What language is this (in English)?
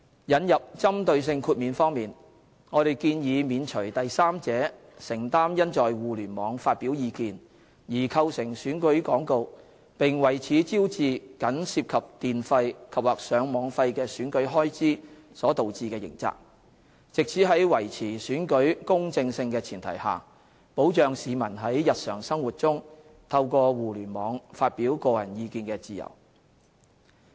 Cantonese